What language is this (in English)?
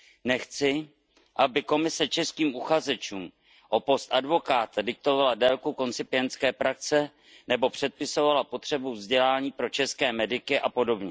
Czech